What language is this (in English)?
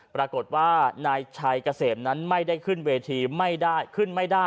Thai